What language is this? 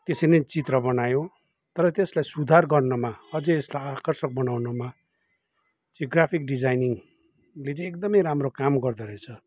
Nepali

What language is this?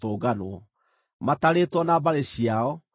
Kikuyu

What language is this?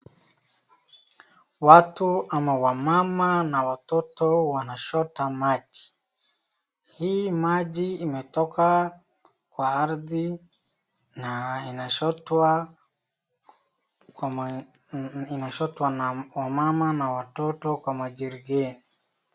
Swahili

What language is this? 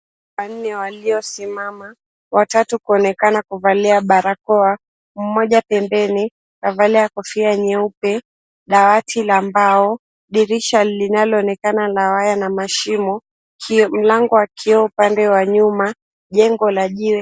Swahili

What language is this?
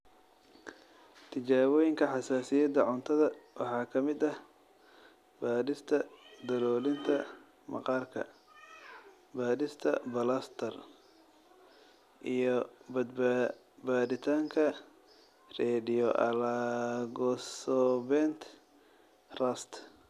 Somali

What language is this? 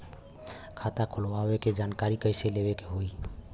Bhojpuri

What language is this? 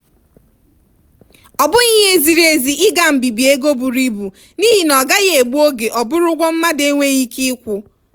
Igbo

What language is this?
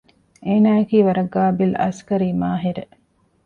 Divehi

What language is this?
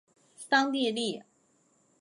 Chinese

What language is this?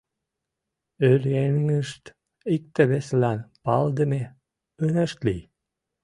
Mari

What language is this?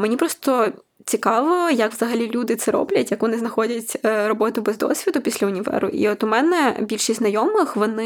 Ukrainian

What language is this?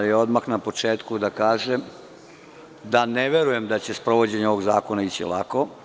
Serbian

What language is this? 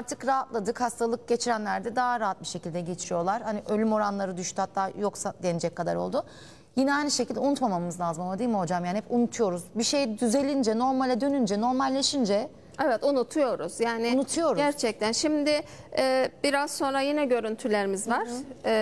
Turkish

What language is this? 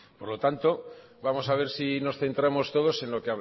Spanish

